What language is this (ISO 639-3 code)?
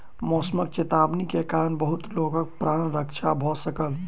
mai